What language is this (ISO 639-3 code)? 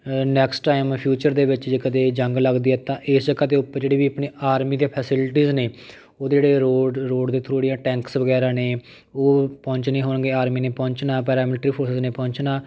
pan